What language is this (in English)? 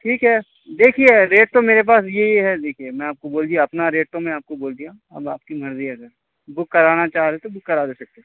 Urdu